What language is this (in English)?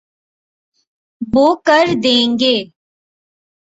Urdu